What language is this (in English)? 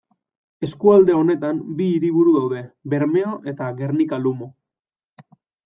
Basque